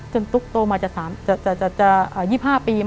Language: Thai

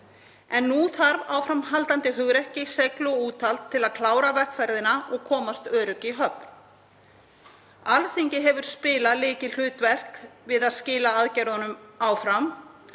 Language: Icelandic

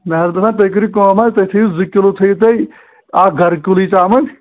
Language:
Kashmiri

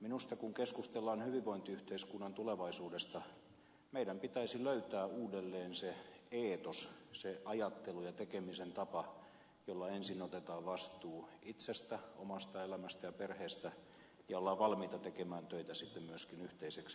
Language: Finnish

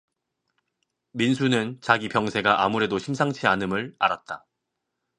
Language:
Korean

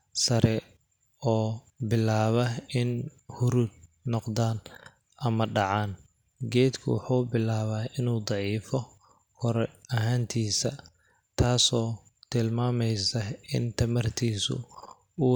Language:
Somali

